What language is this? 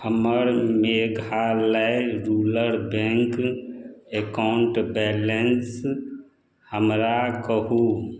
Maithili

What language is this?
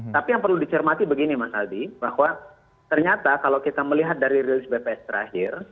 Indonesian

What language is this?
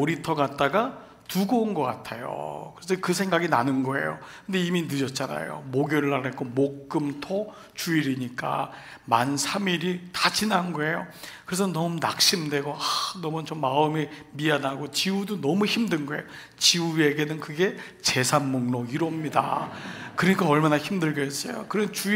Korean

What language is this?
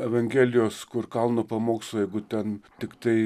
Lithuanian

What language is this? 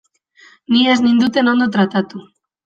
Basque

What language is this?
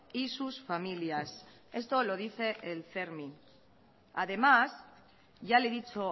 Spanish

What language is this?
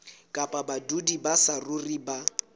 Southern Sotho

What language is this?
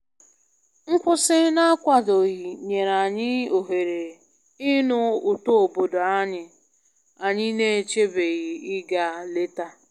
Igbo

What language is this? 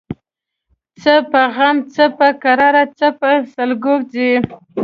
Pashto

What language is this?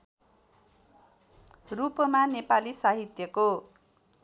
Nepali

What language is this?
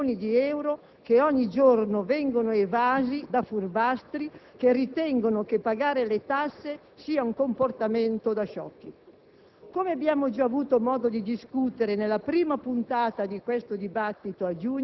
Italian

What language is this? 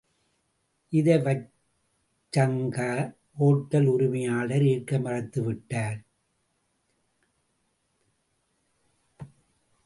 Tamil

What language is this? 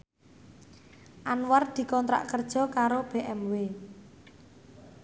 Javanese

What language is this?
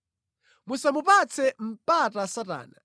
Nyanja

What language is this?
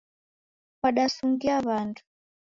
Taita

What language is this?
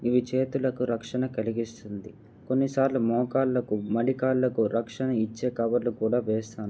Telugu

